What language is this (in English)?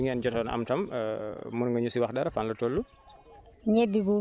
Wolof